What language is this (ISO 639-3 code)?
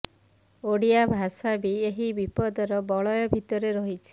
ori